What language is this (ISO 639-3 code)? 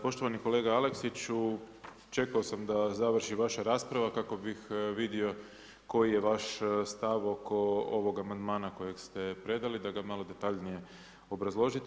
hrv